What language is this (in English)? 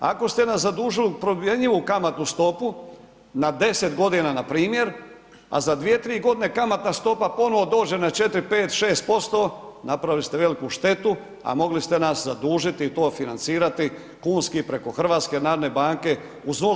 Croatian